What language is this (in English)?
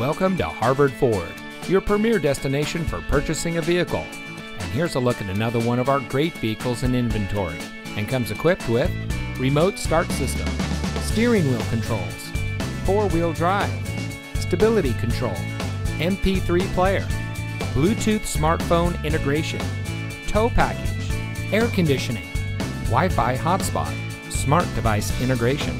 English